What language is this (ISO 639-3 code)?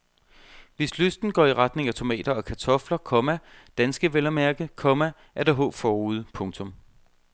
dan